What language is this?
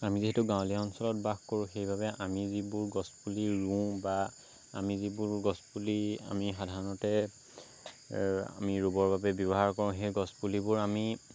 Assamese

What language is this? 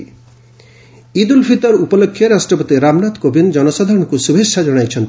Odia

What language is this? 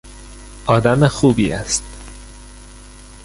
Persian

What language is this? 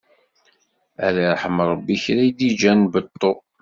Kabyle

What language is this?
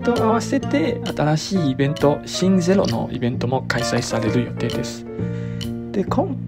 Japanese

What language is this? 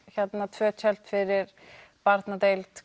Icelandic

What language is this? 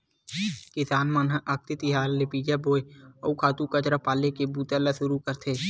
Chhattisgarhi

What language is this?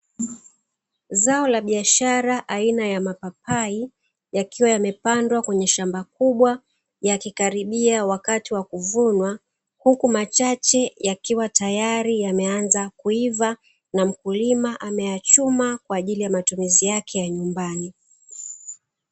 Swahili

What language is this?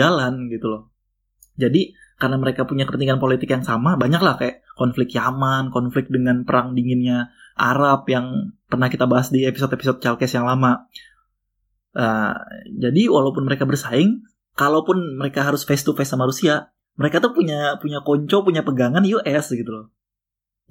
Indonesian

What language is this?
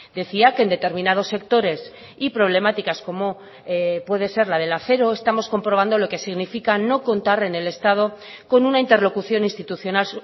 Spanish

